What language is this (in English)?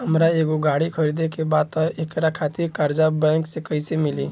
Bhojpuri